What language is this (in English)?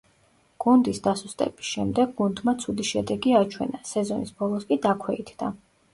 Georgian